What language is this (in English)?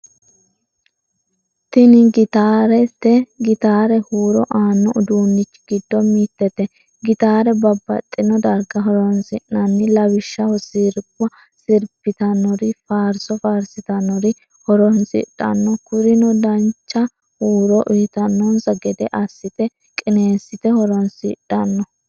Sidamo